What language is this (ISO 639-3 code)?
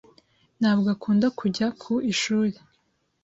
kin